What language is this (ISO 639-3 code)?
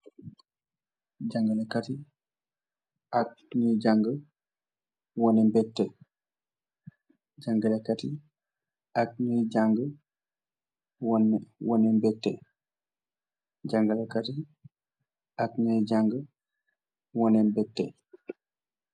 wol